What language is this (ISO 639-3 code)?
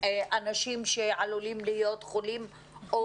heb